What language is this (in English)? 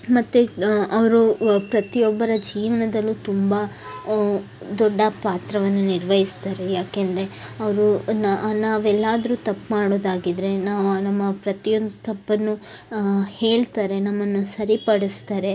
Kannada